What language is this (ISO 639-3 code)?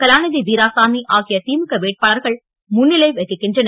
tam